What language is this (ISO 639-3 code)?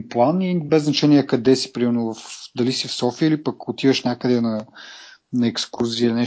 bul